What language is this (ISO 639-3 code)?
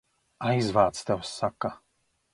lav